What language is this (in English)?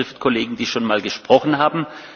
German